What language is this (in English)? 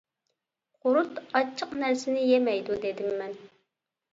Uyghur